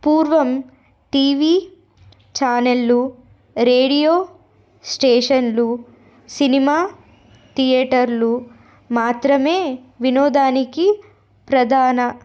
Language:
Telugu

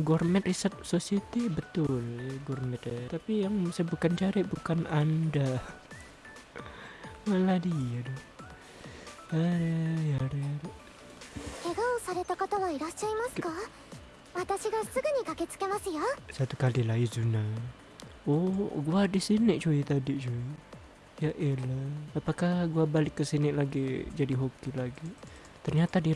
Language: Indonesian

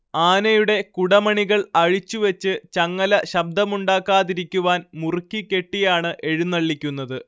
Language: Malayalam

